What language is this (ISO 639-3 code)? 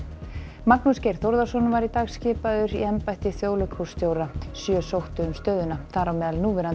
isl